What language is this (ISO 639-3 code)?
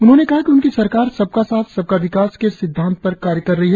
hin